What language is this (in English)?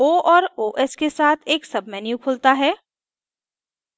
Hindi